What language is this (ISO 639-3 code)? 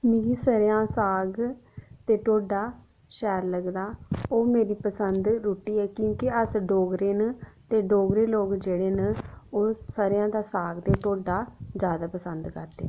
doi